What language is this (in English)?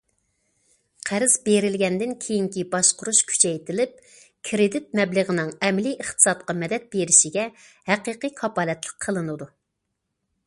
Uyghur